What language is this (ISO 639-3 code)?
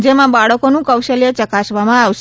guj